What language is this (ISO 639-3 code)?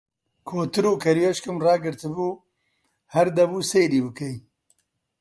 ckb